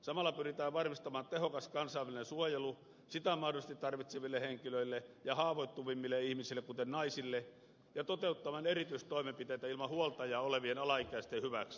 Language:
Finnish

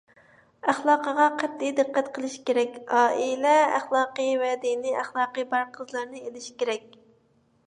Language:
Uyghur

